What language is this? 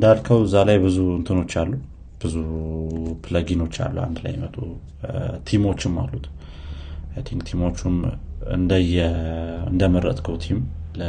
Amharic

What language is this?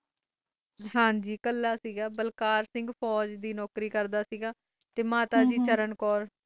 Punjabi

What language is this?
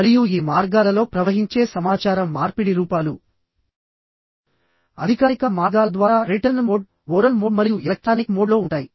Telugu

